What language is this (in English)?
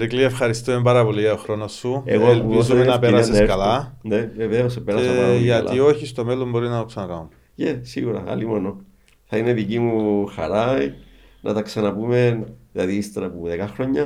Greek